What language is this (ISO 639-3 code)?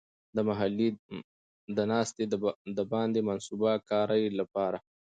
pus